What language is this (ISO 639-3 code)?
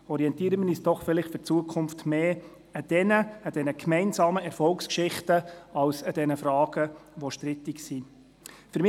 gsw